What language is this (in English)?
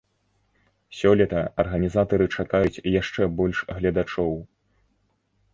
Belarusian